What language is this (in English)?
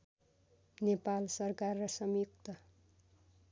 Nepali